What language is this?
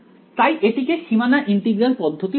Bangla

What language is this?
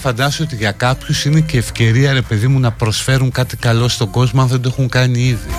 Greek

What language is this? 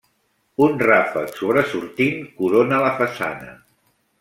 Catalan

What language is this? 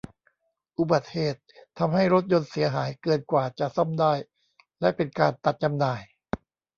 Thai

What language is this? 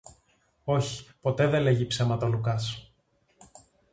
Greek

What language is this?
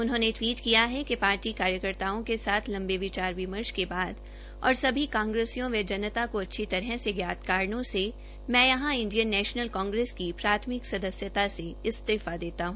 Hindi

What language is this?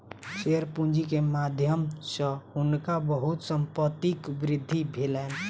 Maithili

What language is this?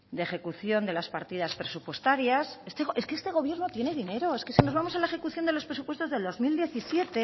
Spanish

